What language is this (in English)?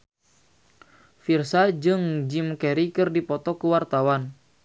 Sundanese